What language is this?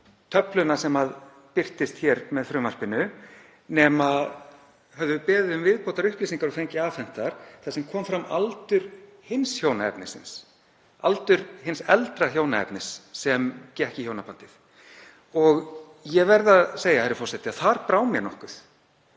Icelandic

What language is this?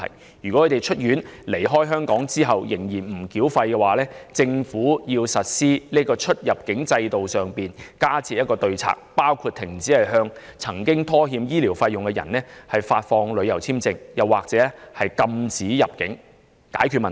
Cantonese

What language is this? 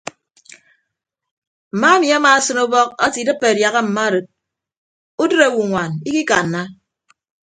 Ibibio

